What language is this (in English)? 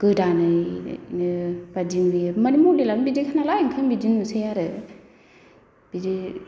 Bodo